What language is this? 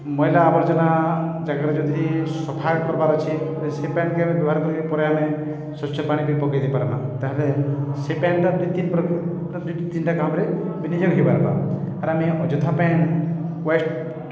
Odia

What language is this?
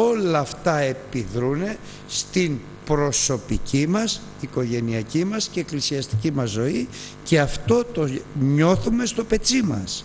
Greek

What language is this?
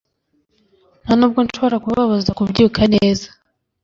Kinyarwanda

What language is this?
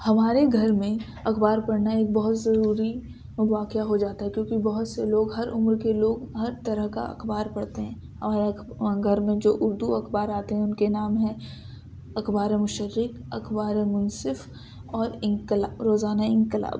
Urdu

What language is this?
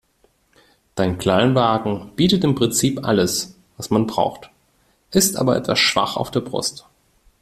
German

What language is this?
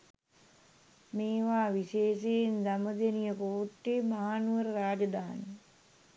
Sinhala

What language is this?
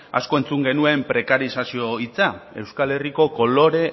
Basque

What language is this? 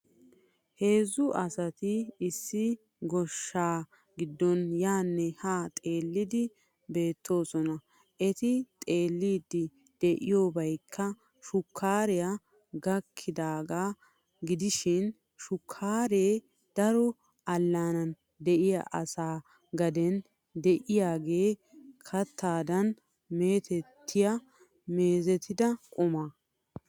Wolaytta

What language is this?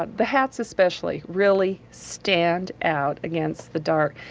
English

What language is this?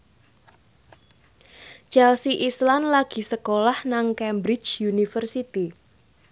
Javanese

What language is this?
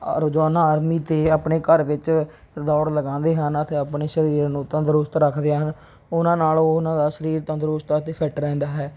Punjabi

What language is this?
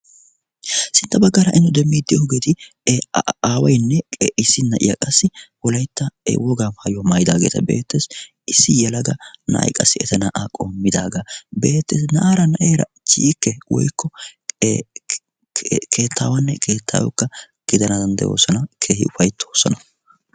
Wolaytta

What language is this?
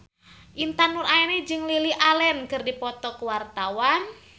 Sundanese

